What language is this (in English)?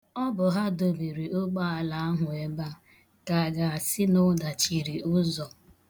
Igbo